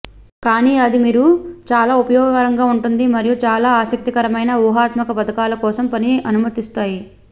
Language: Telugu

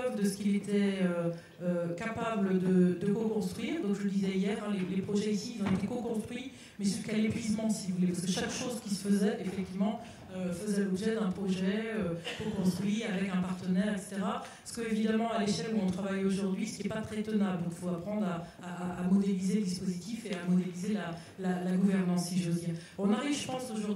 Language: French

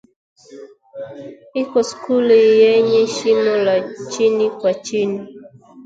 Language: Swahili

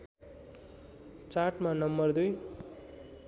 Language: Nepali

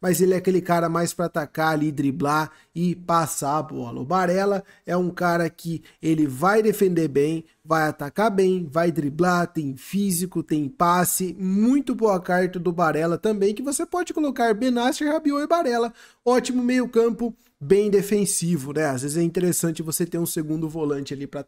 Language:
Portuguese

